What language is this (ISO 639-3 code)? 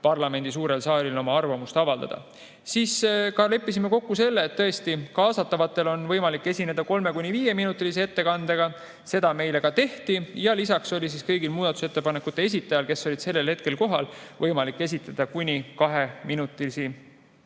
est